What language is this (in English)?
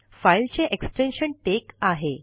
Marathi